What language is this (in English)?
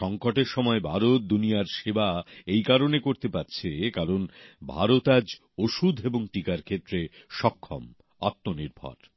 Bangla